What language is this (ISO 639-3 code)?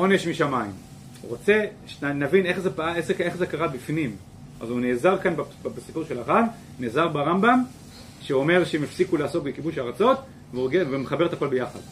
heb